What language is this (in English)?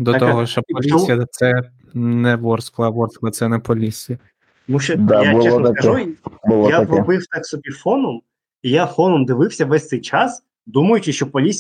Ukrainian